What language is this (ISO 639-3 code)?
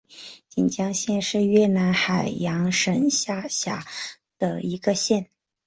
zho